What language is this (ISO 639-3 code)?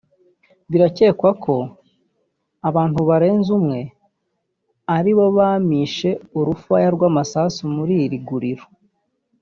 kin